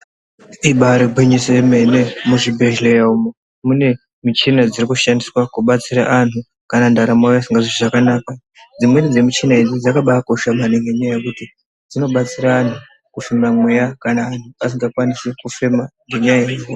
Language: Ndau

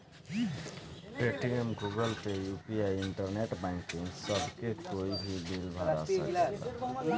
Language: Bhojpuri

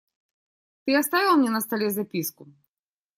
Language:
Russian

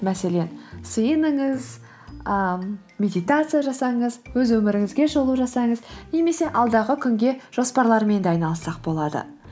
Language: Kazakh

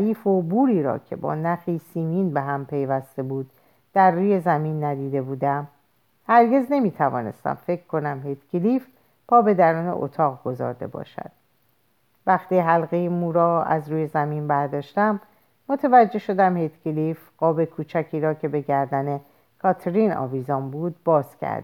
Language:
Persian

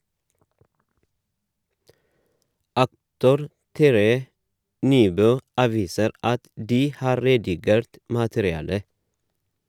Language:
Norwegian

